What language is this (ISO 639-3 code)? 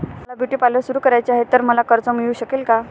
mar